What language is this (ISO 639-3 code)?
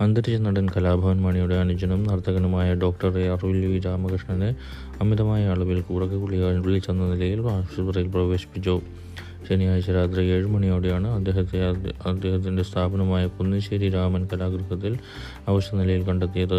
mal